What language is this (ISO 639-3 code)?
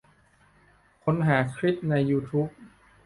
tha